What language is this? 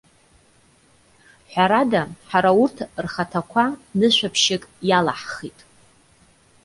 Abkhazian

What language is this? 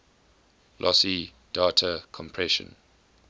English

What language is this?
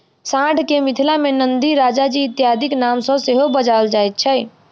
Maithili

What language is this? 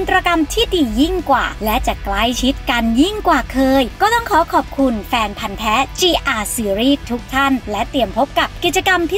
Thai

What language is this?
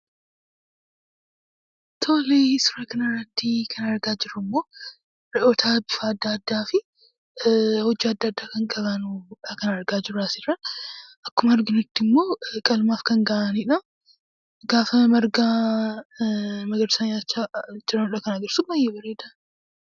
Oromo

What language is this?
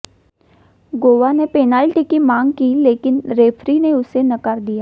Hindi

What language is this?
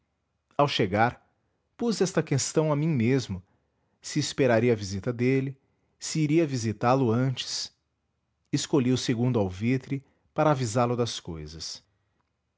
Portuguese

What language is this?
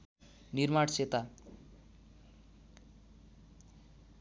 Nepali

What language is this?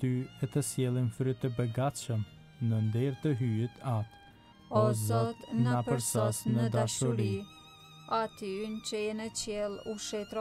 Romanian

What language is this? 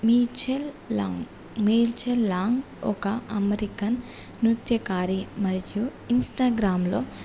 Telugu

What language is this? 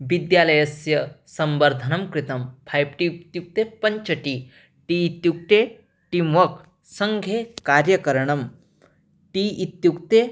Sanskrit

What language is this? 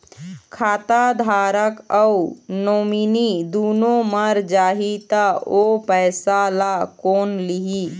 Chhattisgarhi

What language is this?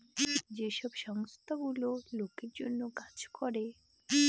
Bangla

